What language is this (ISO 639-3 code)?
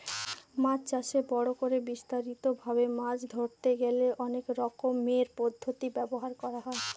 ben